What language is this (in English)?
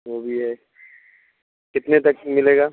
Urdu